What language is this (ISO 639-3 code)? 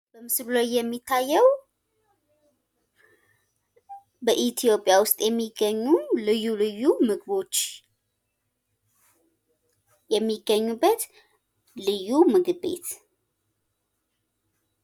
amh